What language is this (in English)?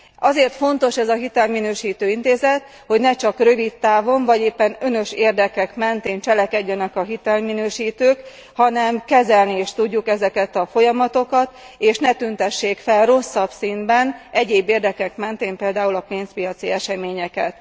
Hungarian